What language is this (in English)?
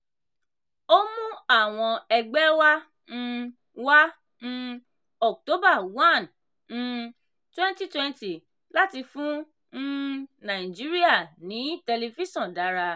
Yoruba